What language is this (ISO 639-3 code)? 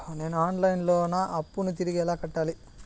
tel